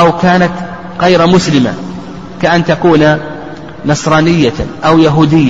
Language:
Arabic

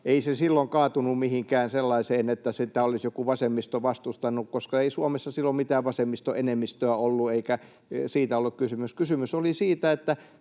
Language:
Finnish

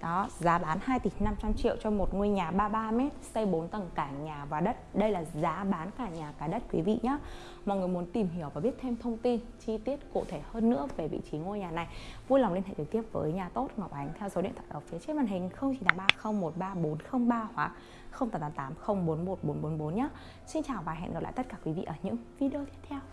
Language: Vietnamese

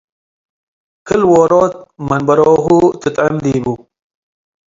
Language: Tigre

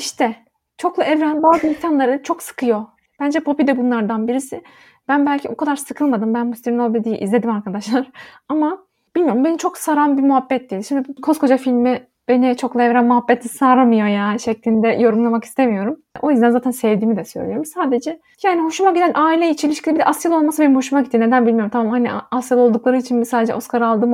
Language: Turkish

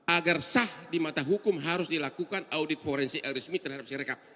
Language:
Indonesian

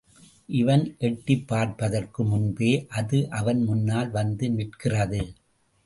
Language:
Tamil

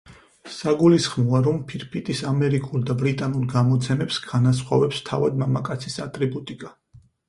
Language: Georgian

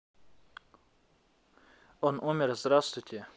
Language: Russian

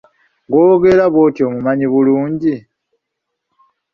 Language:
Ganda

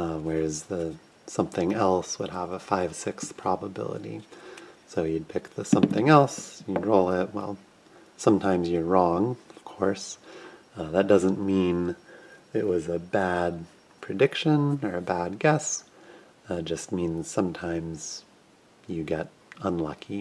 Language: English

